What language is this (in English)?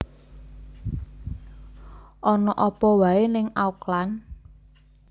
Javanese